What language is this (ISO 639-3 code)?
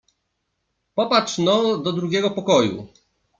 pol